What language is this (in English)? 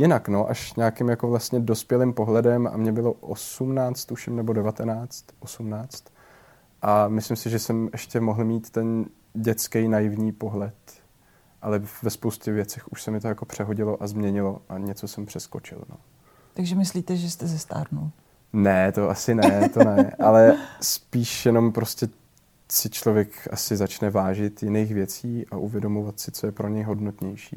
Czech